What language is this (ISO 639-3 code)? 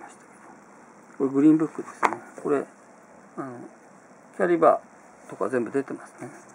jpn